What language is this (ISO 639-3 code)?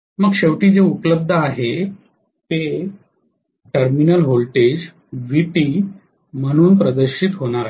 mar